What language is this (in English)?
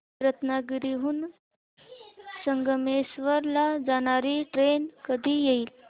Marathi